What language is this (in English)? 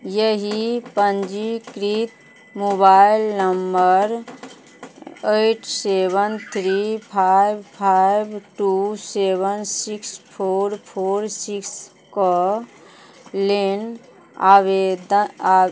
Maithili